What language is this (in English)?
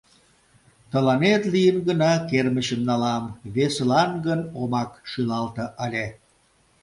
Mari